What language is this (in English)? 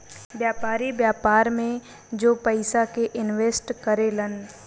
Bhojpuri